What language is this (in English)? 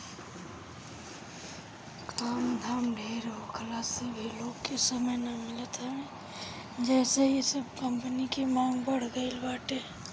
Bhojpuri